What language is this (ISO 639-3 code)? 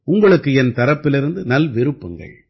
tam